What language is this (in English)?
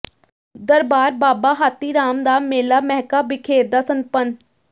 Punjabi